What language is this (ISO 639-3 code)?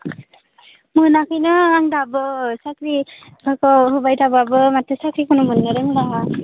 brx